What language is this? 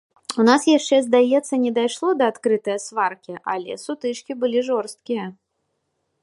Belarusian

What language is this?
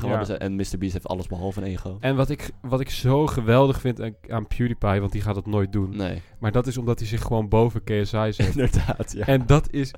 Dutch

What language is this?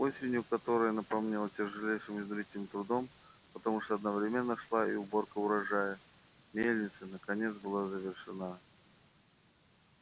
Russian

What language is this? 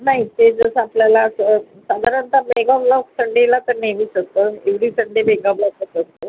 Marathi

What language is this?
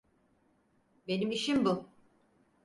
Turkish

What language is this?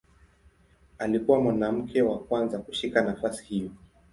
Swahili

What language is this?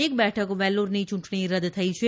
Gujarati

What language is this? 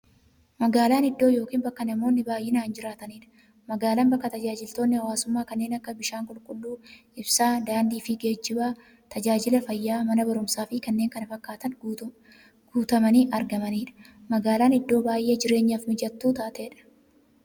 Oromo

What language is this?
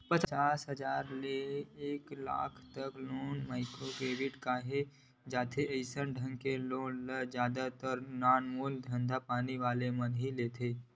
Chhattisgarhi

